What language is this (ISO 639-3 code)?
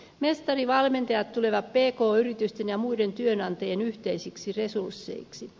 fin